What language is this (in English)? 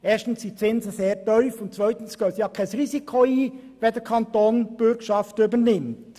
Swiss German